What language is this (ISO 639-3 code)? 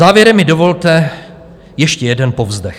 ces